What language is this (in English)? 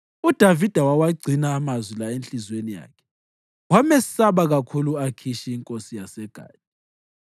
North Ndebele